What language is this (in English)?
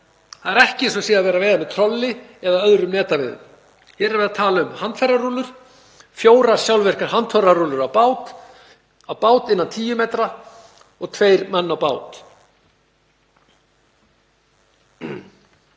Icelandic